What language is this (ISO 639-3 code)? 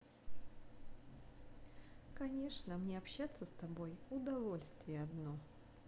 rus